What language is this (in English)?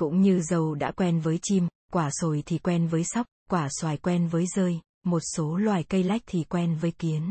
Vietnamese